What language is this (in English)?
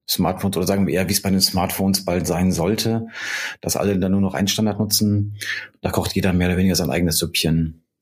German